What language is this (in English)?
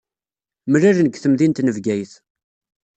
Kabyle